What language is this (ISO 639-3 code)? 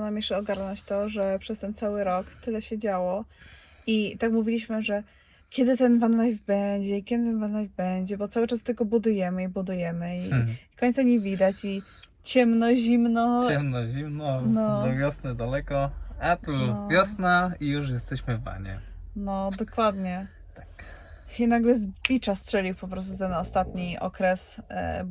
pol